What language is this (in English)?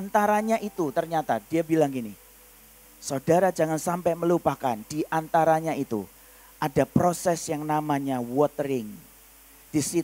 Indonesian